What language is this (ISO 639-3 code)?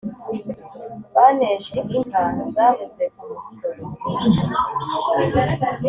kin